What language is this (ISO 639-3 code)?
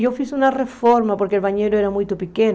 por